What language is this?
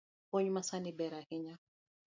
Luo (Kenya and Tanzania)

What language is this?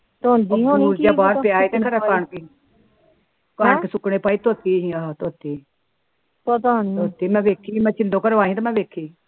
Punjabi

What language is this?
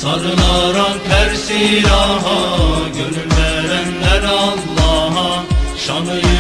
Bashkir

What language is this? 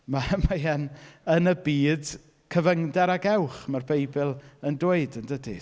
Welsh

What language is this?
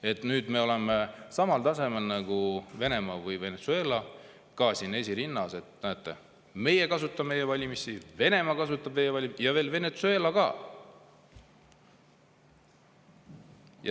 Estonian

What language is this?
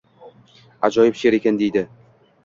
Uzbek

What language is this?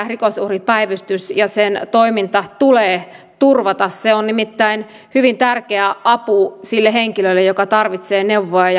Finnish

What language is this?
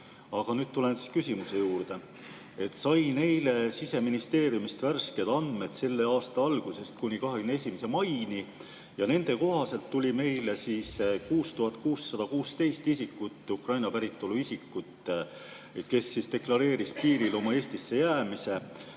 Estonian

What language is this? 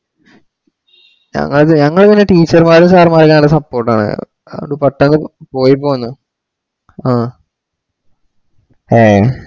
Malayalam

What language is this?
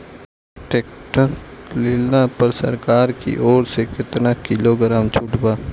Bhojpuri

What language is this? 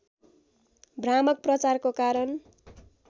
Nepali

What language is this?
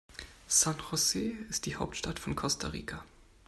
German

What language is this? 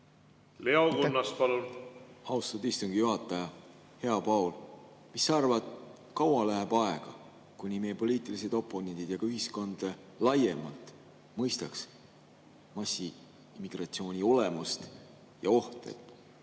Estonian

